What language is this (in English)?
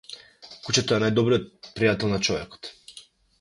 Macedonian